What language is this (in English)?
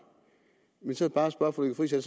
Danish